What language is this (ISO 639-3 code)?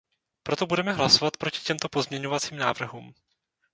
ces